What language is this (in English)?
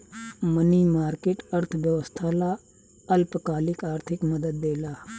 Bhojpuri